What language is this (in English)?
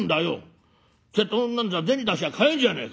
Japanese